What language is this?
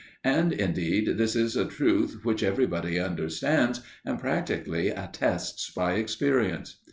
English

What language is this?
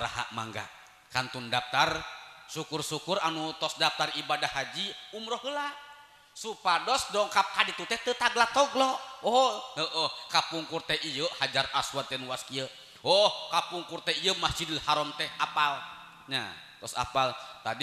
Indonesian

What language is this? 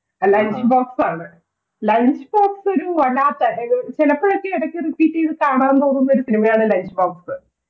Malayalam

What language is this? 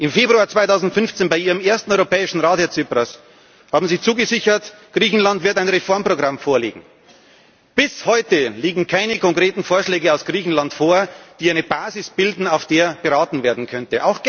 German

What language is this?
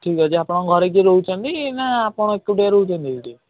Odia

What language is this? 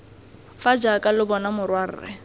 Tswana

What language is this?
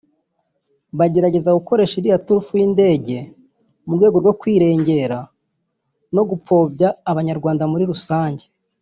Kinyarwanda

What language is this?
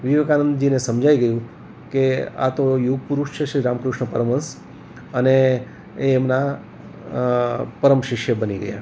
Gujarati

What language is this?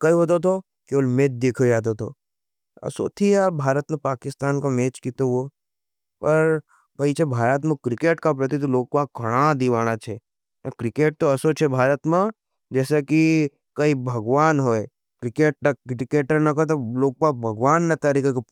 Nimadi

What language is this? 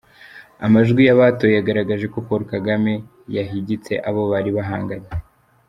Kinyarwanda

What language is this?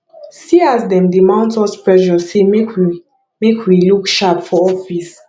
Nigerian Pidgin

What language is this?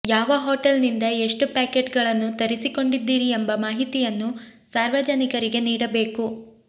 Kannada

